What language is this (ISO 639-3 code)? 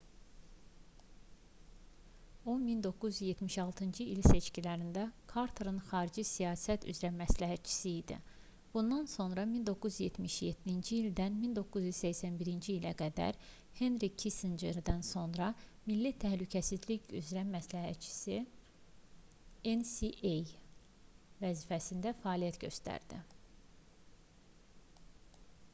aze